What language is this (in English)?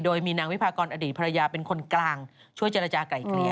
Thai